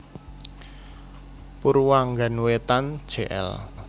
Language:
Javanese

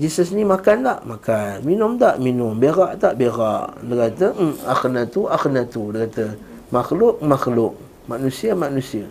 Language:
Malay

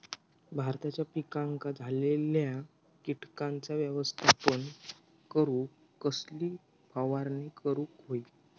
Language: Marathi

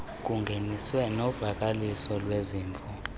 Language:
Xhosa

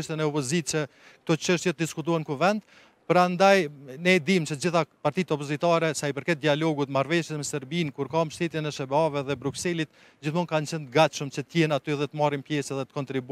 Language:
Romanian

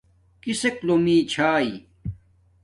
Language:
Domaaki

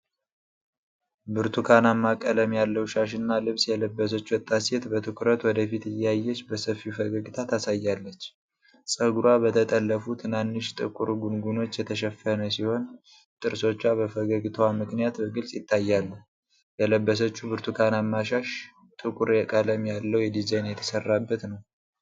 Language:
Amharic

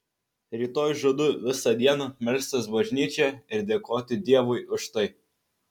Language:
Lithuanian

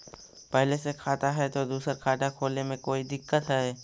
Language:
Magahi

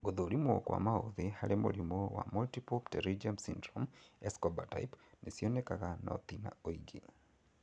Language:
Kikuyu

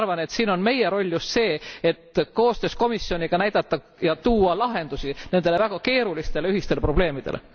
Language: Estonian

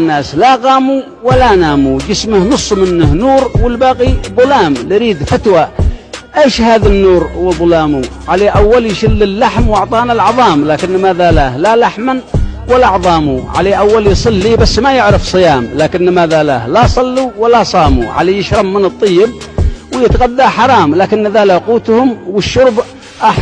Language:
Arabic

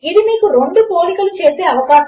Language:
Telugu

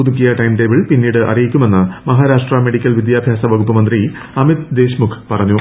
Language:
Malayalam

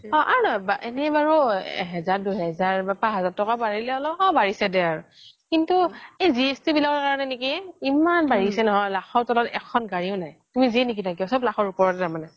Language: Assamese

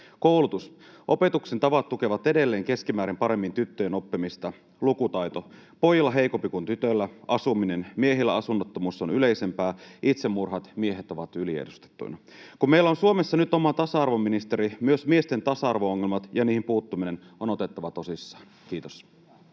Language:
Finnish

